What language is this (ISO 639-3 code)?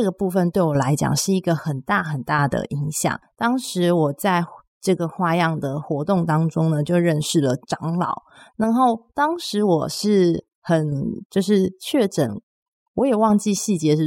zho